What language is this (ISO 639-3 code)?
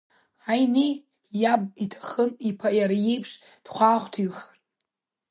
abk